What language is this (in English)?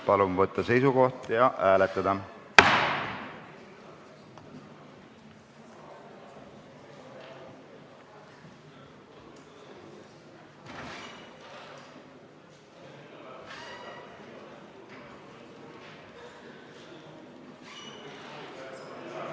Estonian